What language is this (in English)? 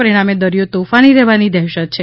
Gujarati